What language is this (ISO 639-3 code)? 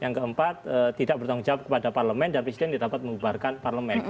ind